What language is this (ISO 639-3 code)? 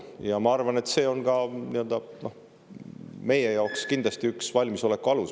est